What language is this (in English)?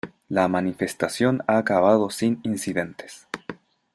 Spanish